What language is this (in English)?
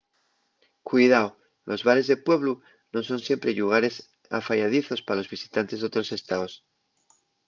Asturian